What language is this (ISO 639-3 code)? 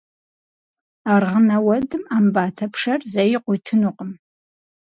kbd